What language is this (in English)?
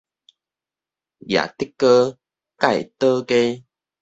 Min Nan Chinese